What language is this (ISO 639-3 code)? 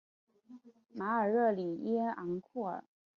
zho